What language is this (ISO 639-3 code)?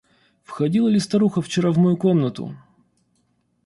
rus